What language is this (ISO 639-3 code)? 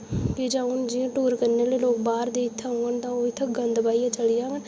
doi